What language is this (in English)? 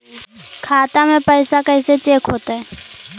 Magahi